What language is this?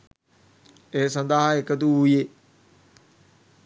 Sinhala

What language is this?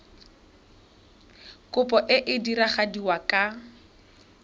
Tswana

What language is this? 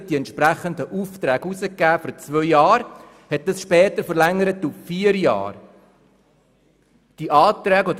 Swiss German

